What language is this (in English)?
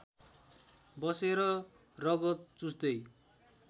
Nepali